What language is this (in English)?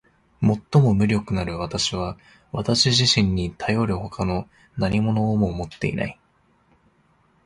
Japanese